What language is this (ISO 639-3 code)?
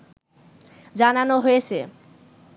ben